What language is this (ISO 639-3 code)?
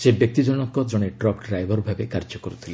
ori